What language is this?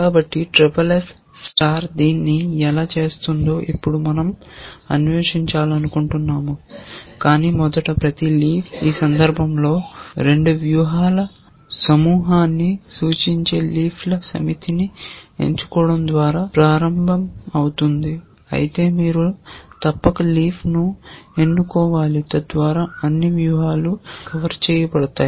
Telugu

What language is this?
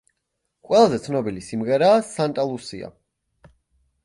Georgian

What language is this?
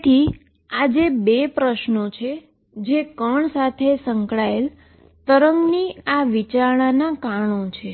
Gujarati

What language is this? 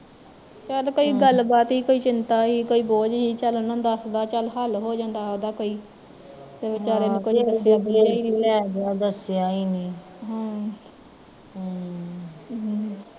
Punjabi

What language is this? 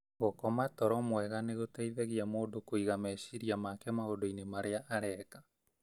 Kikuyu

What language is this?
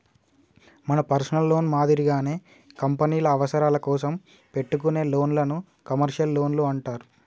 Telugu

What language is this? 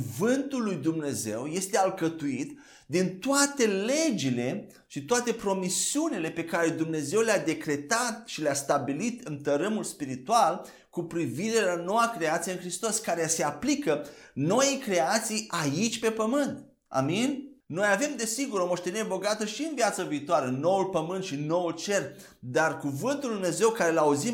Romanian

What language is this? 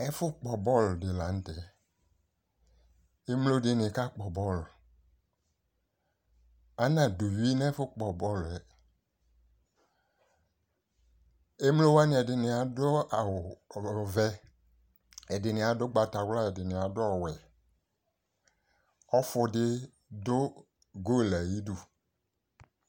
Ikposo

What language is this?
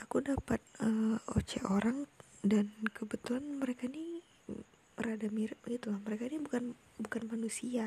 Indonesian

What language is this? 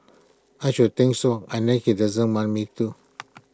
English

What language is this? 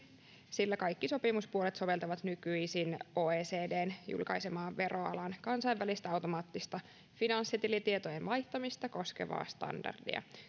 Finnish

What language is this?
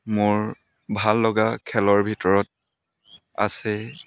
Assamese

